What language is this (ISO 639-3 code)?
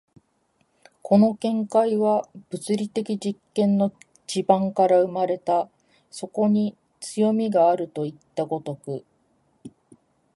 jpn